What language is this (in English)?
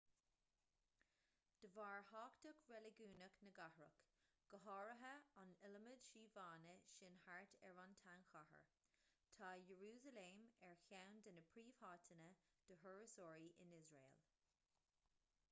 Irish